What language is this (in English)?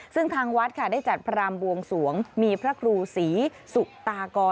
Thai